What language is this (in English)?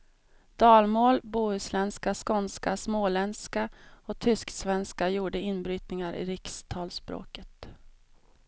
Swedish